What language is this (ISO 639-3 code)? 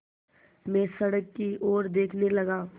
hin